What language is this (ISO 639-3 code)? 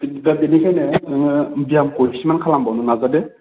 brx